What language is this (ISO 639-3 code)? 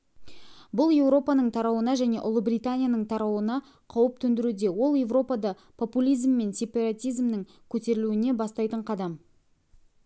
kaz